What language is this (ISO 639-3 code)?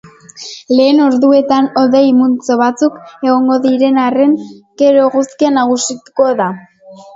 eus